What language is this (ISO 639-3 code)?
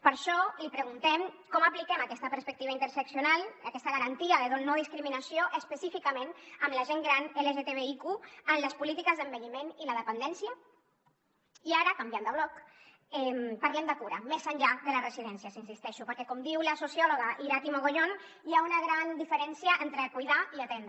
cat